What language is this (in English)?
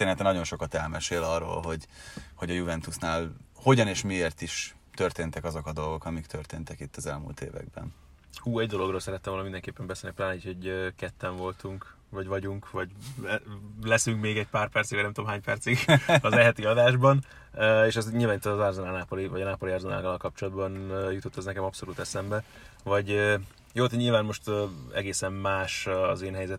Hungarian